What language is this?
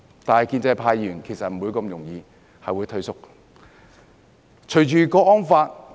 Cantonese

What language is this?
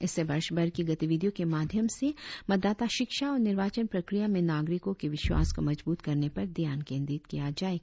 Hindi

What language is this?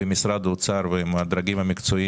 Hebrew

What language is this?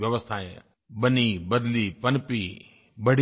Hindi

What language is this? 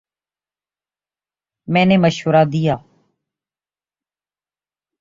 Urdu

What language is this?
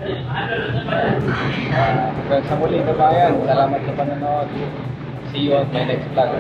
Filipino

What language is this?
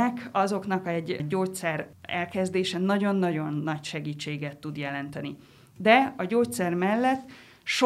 Hungarian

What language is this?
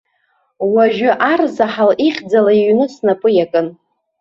Abkhazian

